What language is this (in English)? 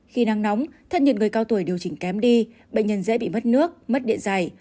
Vietnamese